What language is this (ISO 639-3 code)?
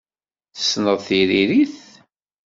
kab